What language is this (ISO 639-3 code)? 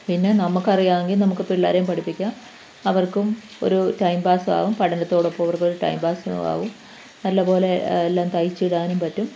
mal